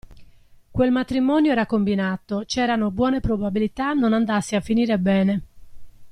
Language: Italian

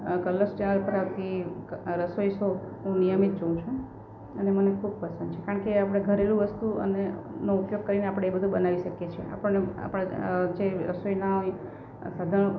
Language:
Gujarati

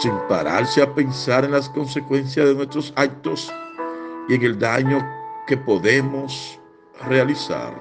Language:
Spanish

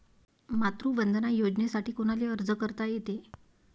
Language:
Marathi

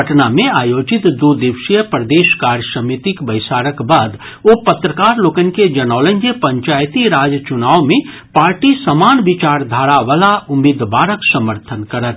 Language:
Maithili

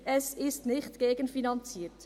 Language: Swiss German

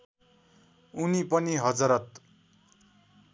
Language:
Nepali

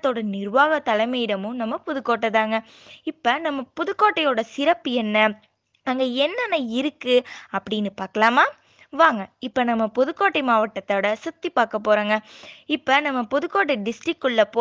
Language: Tamil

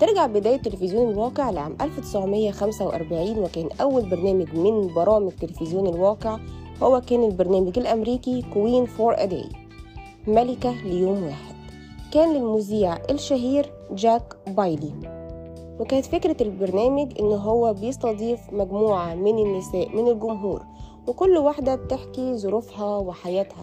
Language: Arabic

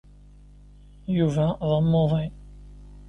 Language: Kabyle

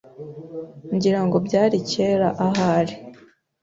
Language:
Kinyarwanda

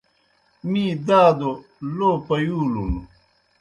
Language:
Kohistani Shina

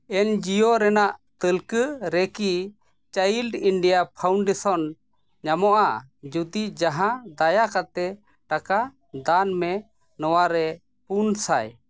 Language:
Santali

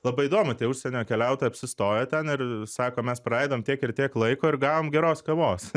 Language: Lithuanian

